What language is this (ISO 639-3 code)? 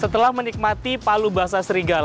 ind